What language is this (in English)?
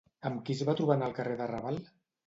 Catalan